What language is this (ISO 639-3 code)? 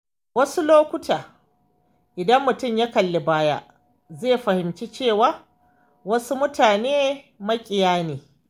hau